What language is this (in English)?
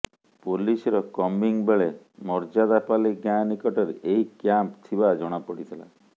Odia